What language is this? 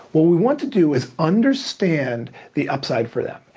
English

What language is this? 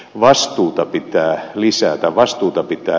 Finnish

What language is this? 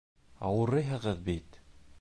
Bashkir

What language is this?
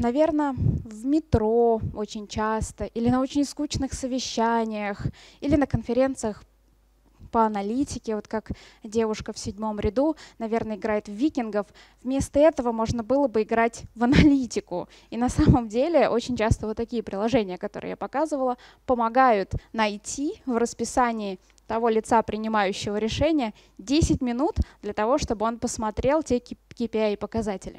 Russian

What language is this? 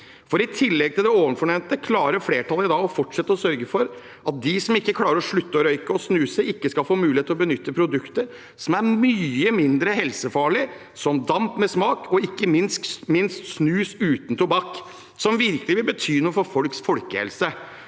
Norwegian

